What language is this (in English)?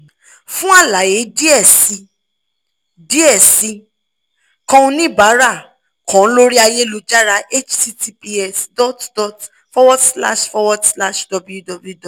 Yoruba